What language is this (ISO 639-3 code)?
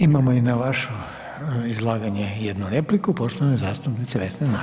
hrv